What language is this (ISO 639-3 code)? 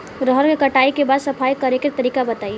bho